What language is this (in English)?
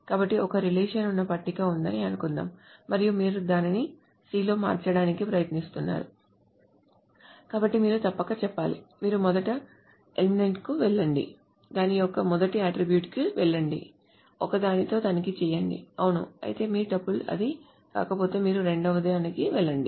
Telugu